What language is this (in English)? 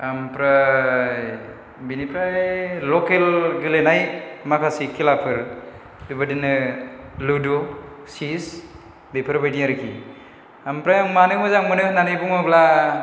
Bodo